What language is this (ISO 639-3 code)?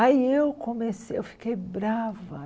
por